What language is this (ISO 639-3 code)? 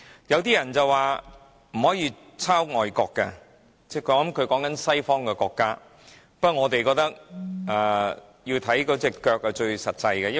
yue